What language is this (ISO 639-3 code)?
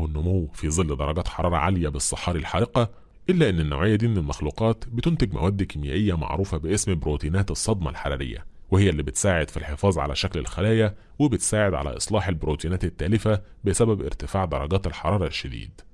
ara